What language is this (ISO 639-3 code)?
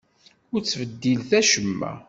kab